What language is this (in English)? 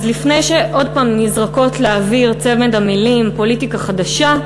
Hebrew